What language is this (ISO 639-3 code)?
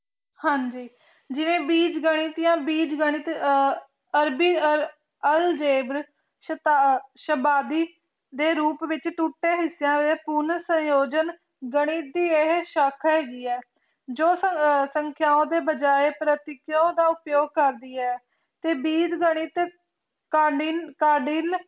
pan